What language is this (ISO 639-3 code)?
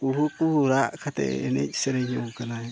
sat